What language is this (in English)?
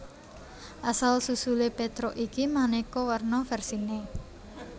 Javanese